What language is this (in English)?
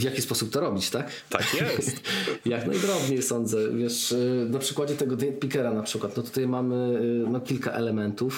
Polish